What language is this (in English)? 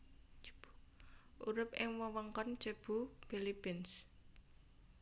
Javanese